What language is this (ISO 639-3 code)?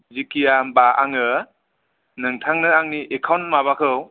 brx